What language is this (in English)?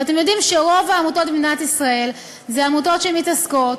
Hebrew